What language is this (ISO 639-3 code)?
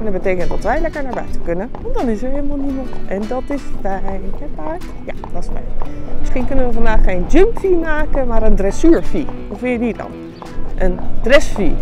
nld